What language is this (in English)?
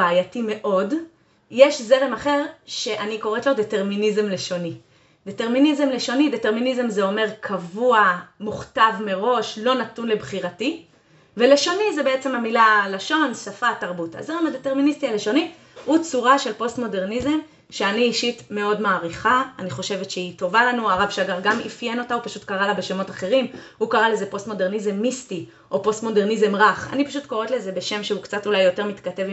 Hebrew